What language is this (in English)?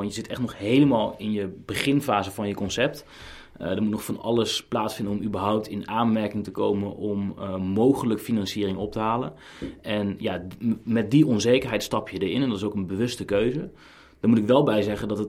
Dutch